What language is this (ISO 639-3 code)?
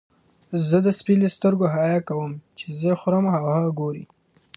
pus